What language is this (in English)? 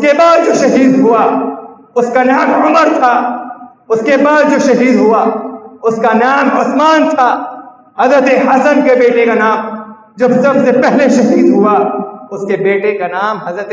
Urdu